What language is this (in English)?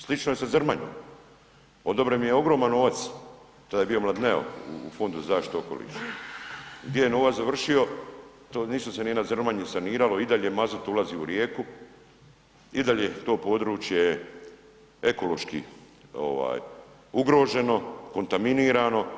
Croatian